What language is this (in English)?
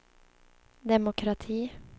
Swedish